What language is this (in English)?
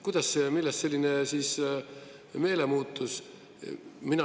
Estonian